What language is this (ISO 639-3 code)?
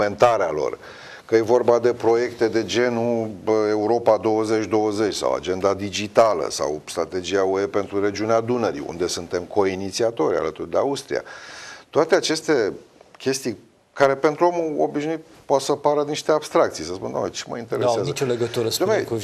ron